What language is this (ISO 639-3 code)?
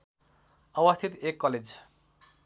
nep